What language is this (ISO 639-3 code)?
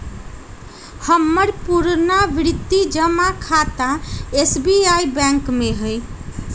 mag